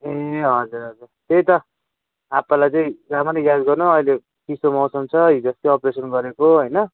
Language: Nepali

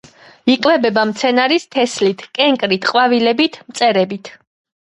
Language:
Georgian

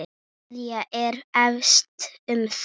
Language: Icelandic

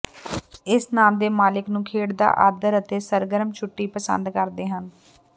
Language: Punjabi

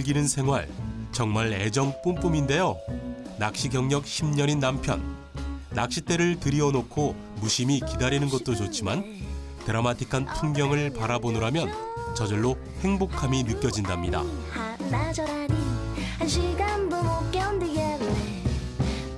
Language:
Korean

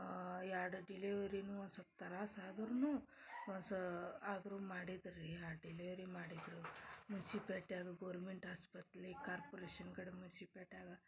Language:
Kannada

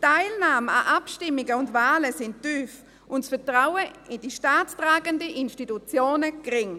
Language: Swiss German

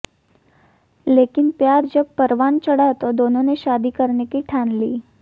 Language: Hindi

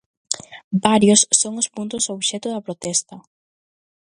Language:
Galician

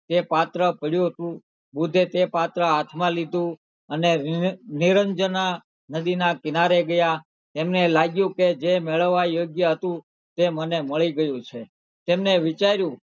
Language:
Gujarati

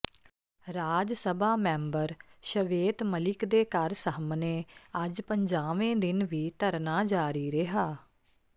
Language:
Punjabi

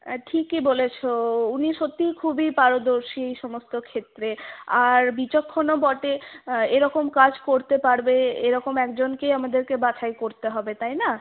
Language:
Bangla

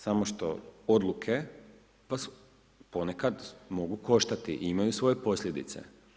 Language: Croatian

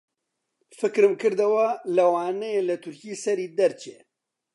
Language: Central Kurdish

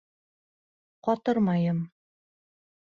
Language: Bashkir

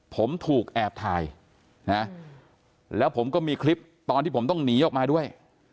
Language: Thai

